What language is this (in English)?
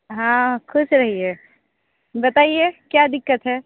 Hindi